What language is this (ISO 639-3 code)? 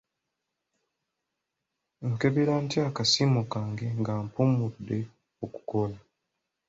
lug